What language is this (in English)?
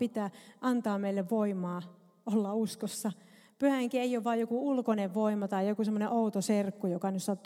Finnish